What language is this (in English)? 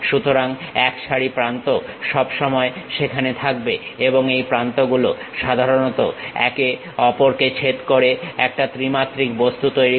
Bangla